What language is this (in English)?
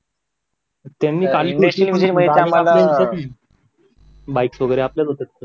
Marathi